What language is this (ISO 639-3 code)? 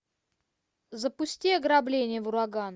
rus